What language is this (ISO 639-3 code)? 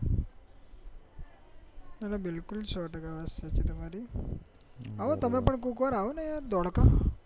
guj